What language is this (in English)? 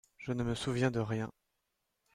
French